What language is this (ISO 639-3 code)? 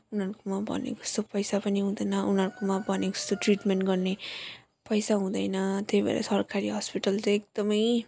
nep